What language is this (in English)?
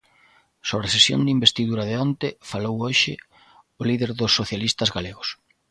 Galician